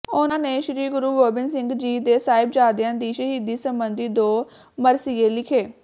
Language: Punjabi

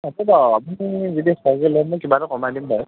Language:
Assamese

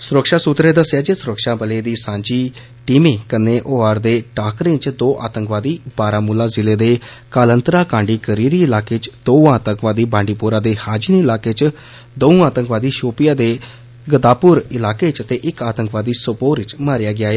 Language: Dogri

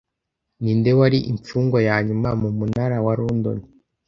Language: Kinyarwanda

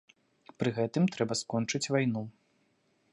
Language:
Belarusian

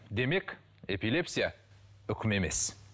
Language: Kazakh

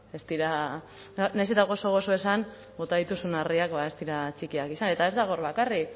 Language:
Basque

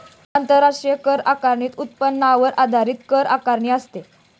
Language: Marathi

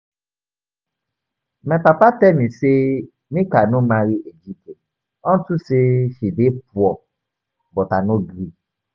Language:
Nigerian Pidgin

